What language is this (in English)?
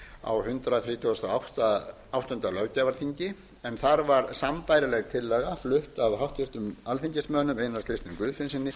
Icelandic